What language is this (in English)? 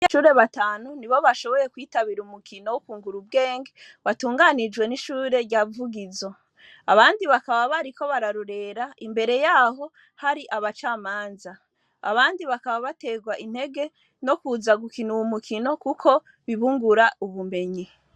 Rundi